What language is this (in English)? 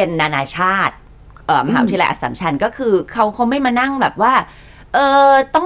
Thai